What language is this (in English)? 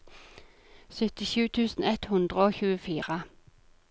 Norwegian